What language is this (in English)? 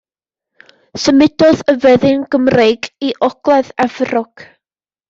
Welsh